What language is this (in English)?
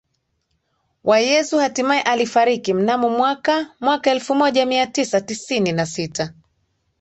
Swahili